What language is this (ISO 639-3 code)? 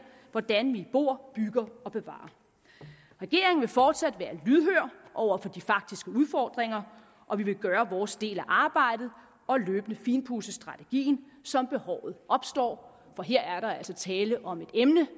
dan